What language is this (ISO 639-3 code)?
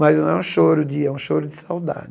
por